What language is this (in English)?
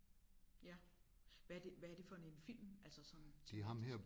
Danish